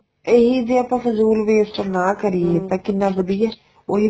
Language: Punjabi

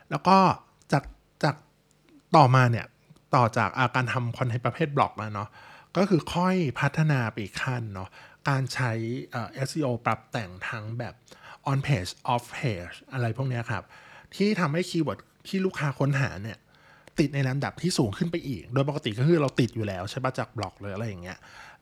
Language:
Thai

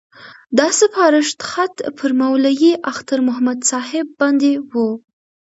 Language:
Pashto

